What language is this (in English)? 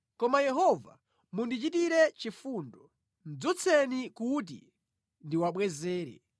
Nyanja